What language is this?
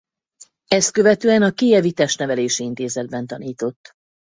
Hungarian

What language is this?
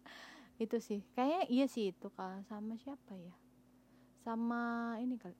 Indonesian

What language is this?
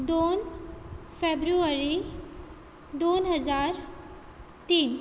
Konkani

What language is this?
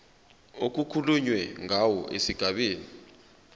Zulu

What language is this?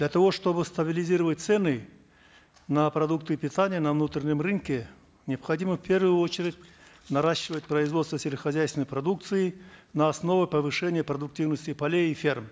Kazakh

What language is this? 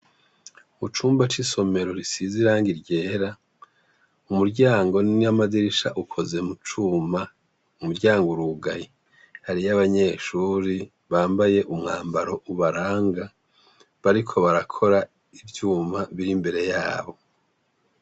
Rundi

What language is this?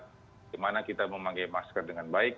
Indonesian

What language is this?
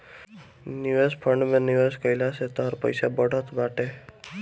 Bhojpuri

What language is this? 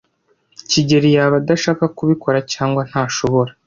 Kinyarwanda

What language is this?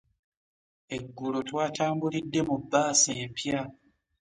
Ganda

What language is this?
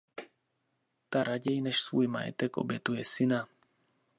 Czech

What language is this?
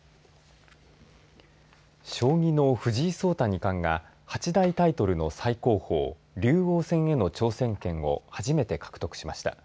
Japanese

